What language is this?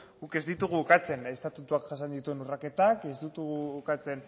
Basque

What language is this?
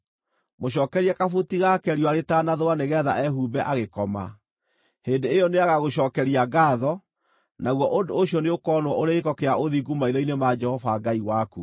Kikuyu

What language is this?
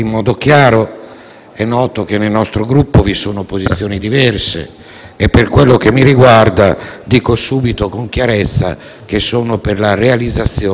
Italian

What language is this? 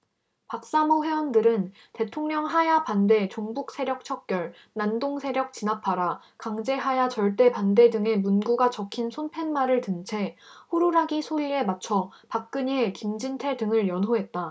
Korean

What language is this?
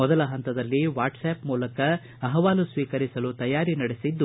Kannada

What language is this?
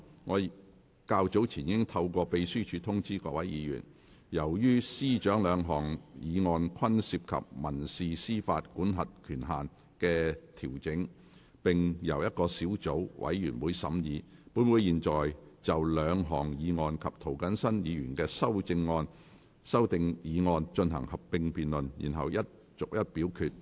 Cantonese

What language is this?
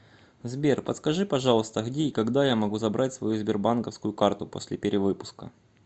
Russian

